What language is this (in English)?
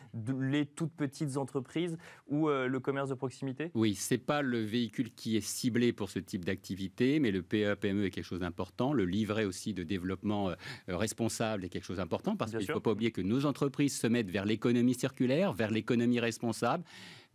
French